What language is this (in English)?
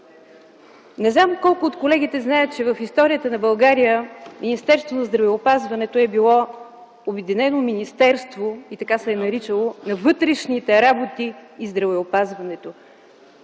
Bulgarian